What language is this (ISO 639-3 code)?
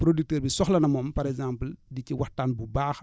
wol